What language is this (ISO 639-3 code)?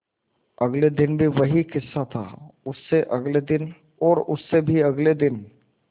hin